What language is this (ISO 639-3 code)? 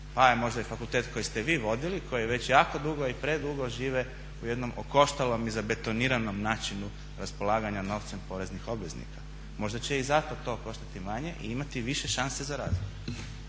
hrv